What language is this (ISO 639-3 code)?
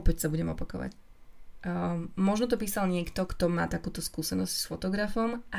slk